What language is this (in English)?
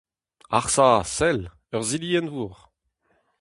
Breton